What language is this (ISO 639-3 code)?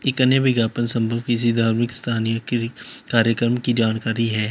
hin